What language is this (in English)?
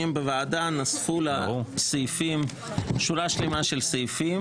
Hebrew